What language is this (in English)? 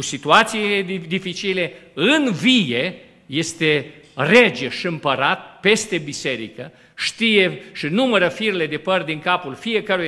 Romanian